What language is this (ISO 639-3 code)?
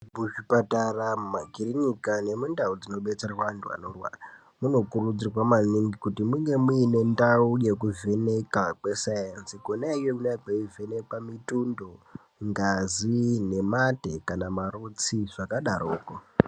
ndc